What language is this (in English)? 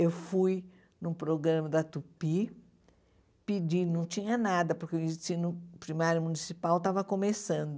Portuguese